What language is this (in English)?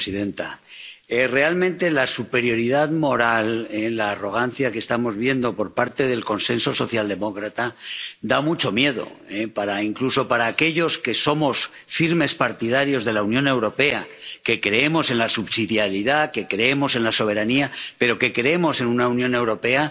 Spanish